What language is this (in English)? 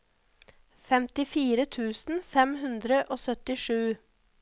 Norwegian